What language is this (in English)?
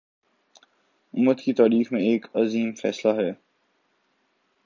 Urdu